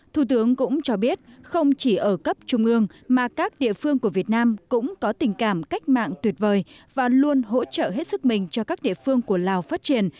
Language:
Vietnamese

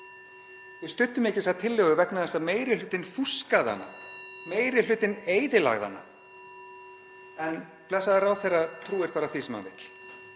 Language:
Icelandic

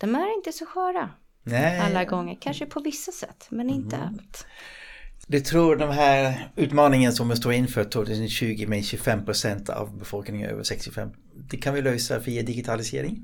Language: Swedish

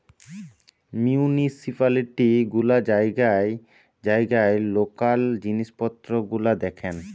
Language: Bangla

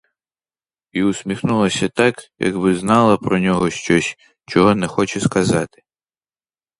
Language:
Ukrainian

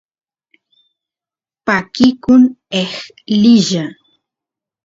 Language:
Santiago del Estero Quichua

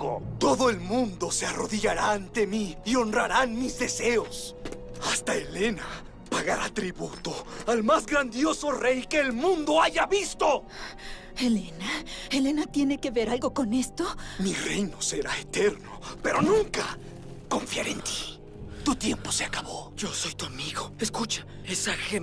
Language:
Spanish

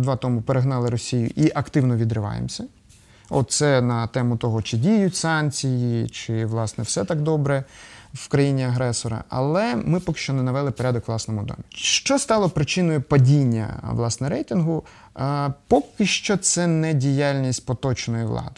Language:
Ukrainian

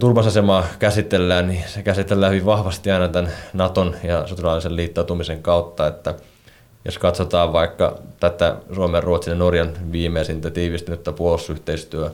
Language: Finnish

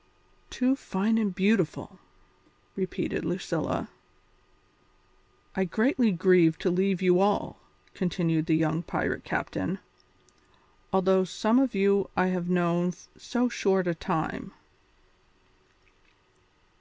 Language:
English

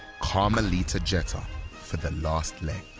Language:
English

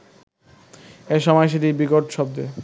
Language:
Bangla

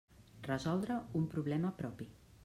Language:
Catalan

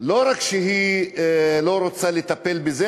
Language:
Hebrew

